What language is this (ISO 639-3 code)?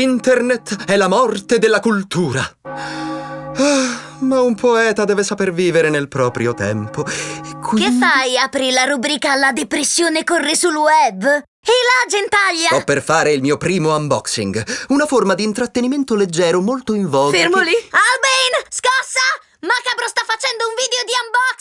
ita